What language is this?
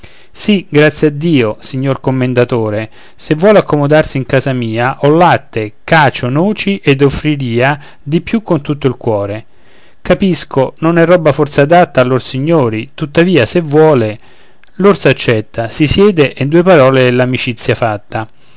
Italian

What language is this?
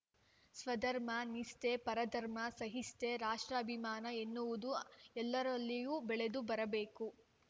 Kannada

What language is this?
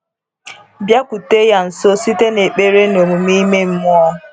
Igbo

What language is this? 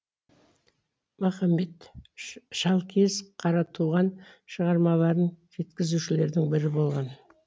Kazakh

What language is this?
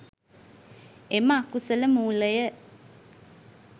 Sinhala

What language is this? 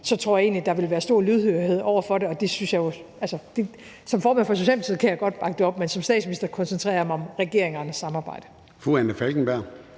Danish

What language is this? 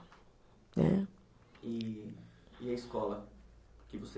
Portuguese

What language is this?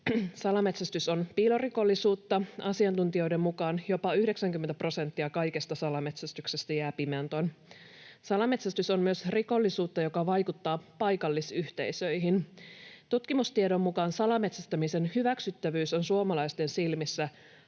Finnish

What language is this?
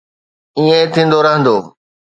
Sindhi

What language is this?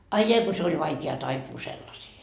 Finnish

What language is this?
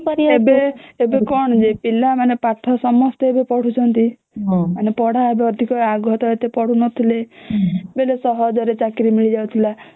Odia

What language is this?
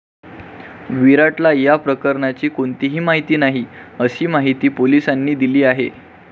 Marathi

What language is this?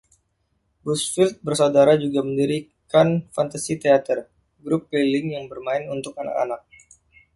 Indonesian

